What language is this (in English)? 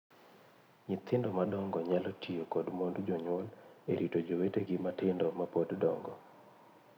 Luo (Kenya and Tanzania)